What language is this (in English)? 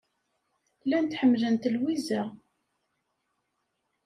Kabyle